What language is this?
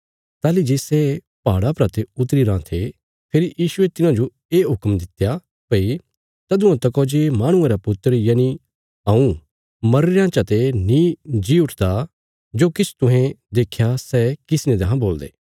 Bilaspuri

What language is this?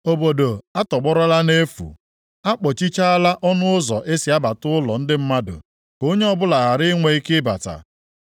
Igbo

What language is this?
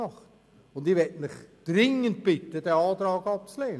Swiss German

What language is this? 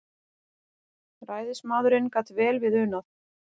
Icelandic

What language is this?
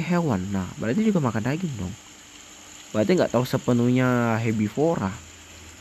Indonesian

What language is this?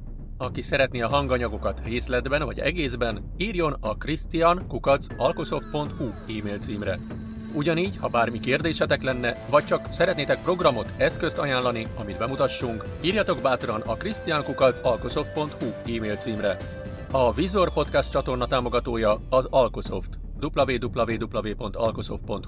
Hungarian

